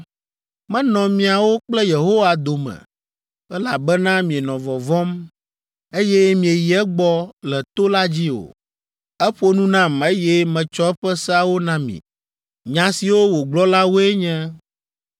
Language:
Ewe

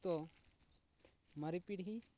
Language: Santali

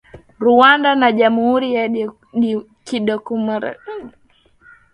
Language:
Swahili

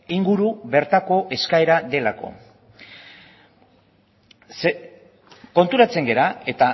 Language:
Basque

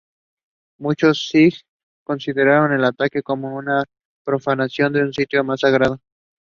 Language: English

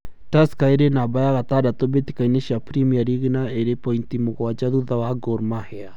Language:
Kikuyu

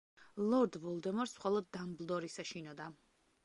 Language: Georgian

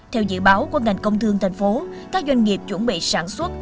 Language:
Vietnamese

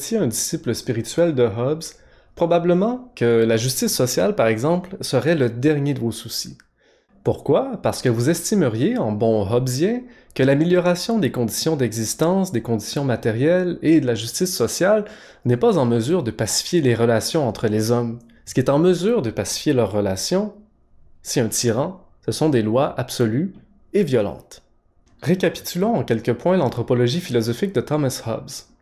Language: French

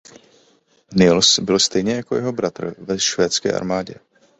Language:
Czech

